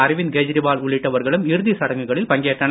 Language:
Tamil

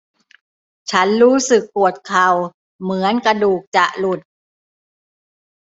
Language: Thai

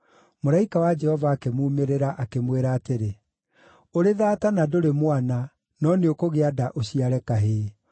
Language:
Kikuyu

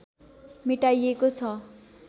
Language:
Nepali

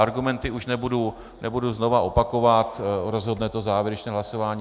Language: Czech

